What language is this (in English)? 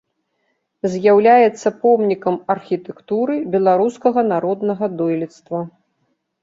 Belarusian